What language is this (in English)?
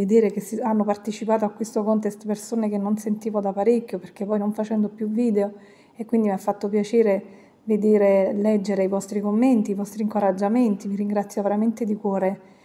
Italian